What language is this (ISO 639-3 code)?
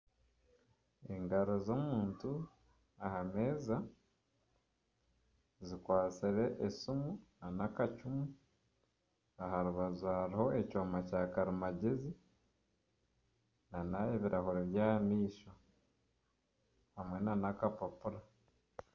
nyn